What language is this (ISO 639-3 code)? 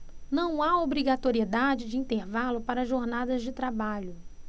por